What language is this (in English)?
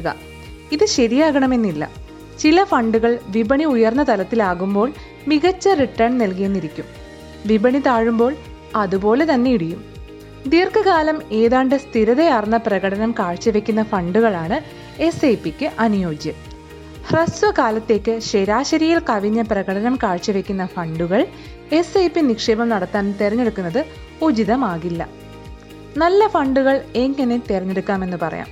Malayalam